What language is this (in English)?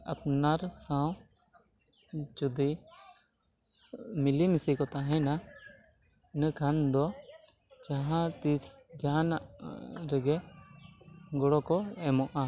Santali